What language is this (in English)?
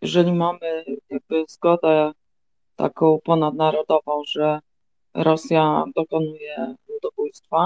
Polish